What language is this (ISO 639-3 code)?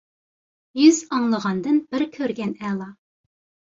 uig